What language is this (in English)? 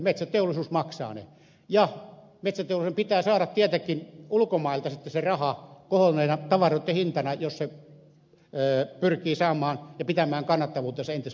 Finnish